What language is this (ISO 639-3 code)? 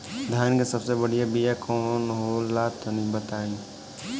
bho